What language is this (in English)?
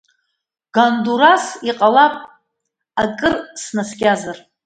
Abkhazian